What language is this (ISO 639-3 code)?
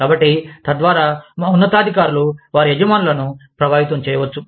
tel